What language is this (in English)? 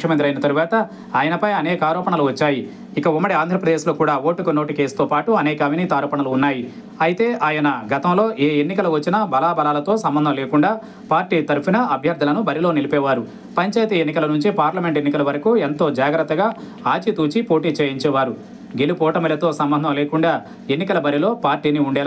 Telugu